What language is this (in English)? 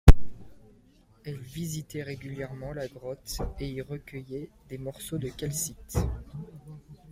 French